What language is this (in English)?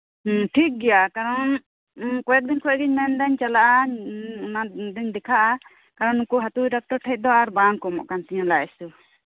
Santali